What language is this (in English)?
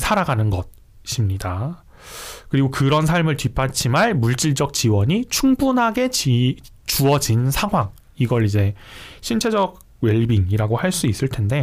Korean